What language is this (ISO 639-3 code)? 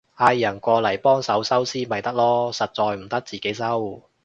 yue